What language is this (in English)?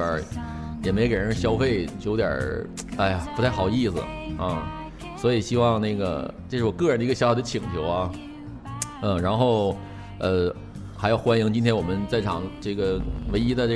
Chinese